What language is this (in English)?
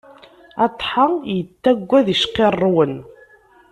Kabyle